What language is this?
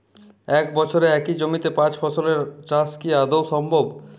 Bangla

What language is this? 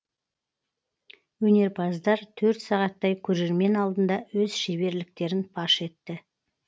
Kazakh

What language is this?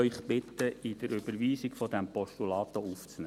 Swiss German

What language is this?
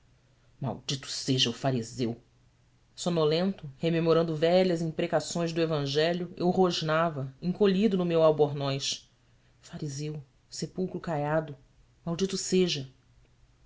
Portuguese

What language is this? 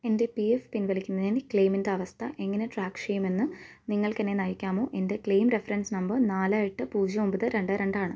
Malayalam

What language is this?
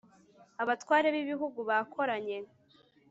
Kinyarwanda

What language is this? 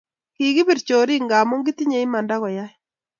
Kalenjin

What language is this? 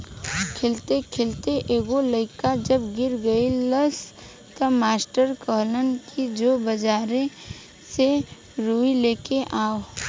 Bhojpuri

